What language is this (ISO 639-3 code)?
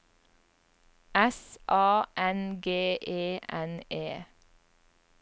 nor